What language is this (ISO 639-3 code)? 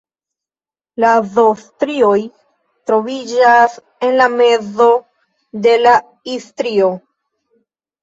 epo